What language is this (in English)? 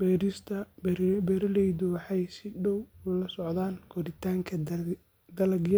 Somali